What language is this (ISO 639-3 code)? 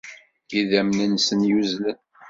kab